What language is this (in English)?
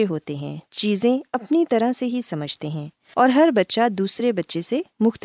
Urdu